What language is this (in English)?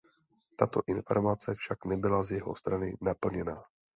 Czech